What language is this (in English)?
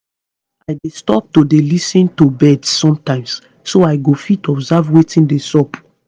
Nigerian Pidgin